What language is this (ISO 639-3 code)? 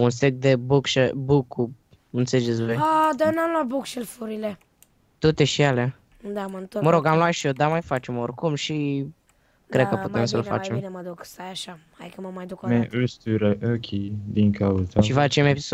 ron